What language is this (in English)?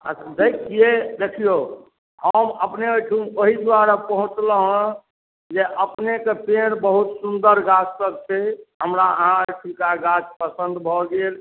Maithili